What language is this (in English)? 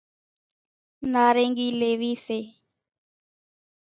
Kachi Koli